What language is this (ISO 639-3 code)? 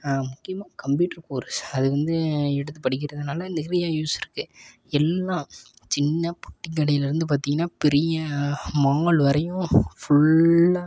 tam